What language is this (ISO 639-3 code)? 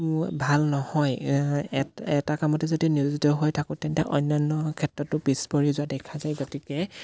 asm